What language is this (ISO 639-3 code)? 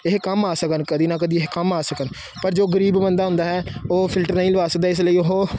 pan